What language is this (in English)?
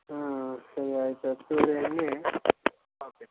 Kannada